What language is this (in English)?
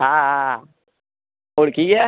Gujarati